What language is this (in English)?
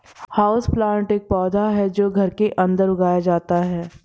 Hindi